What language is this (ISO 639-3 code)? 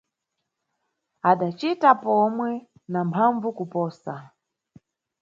nyu